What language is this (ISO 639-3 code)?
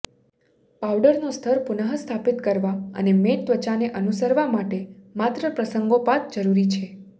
guj